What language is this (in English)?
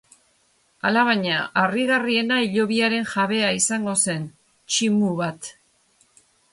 Basque